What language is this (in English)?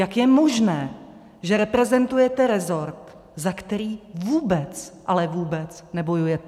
Czech